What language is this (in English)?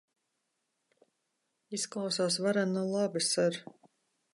Latvian